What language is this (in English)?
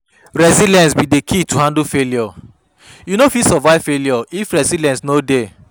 Nigerian Pidgin